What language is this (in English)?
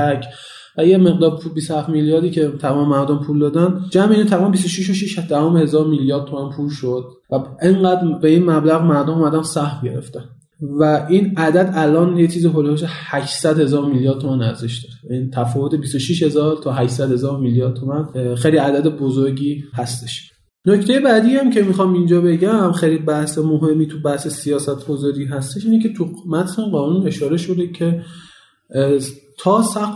Persian